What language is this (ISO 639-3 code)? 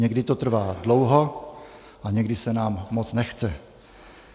ces